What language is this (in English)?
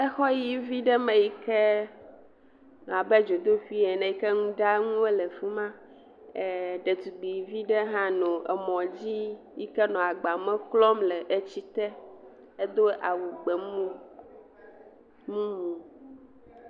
Ewe